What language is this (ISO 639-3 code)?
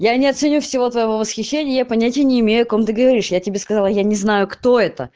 rus